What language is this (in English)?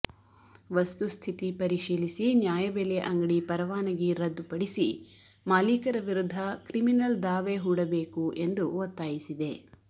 Kannada